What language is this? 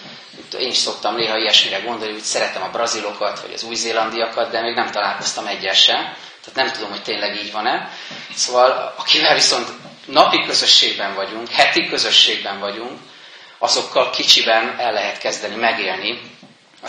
Hungarian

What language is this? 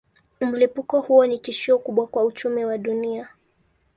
Swahili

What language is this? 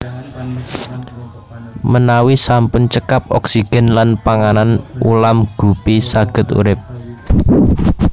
Javanese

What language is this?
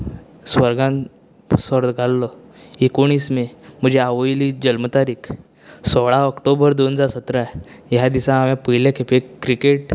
Konkani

